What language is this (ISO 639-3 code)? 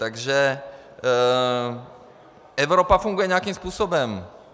ces